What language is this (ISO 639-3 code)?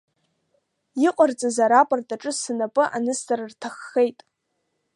abk